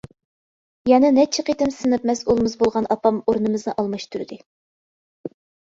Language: Uyghur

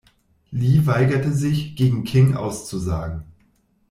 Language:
German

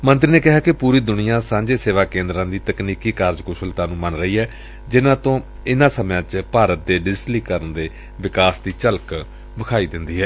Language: Punjabi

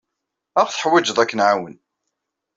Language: Kabyle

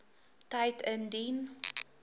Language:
Afrikaans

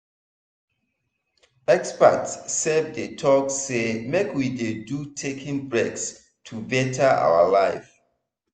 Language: Nigerian Pidgin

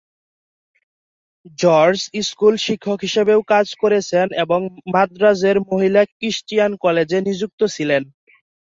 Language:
Bangla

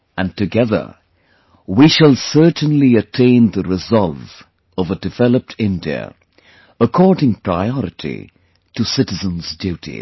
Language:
English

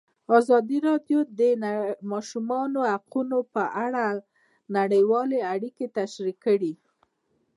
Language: Pashto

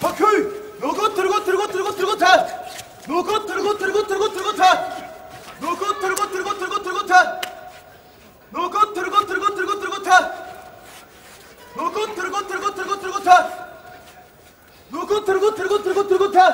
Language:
Turkish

